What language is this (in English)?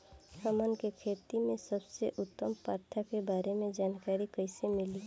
Bhojpuri